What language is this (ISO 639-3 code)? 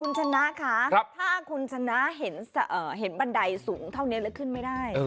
tha